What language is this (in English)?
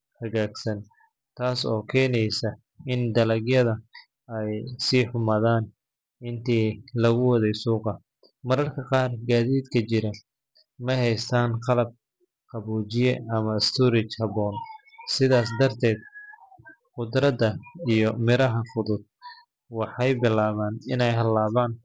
Somali